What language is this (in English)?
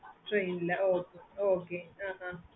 Tamil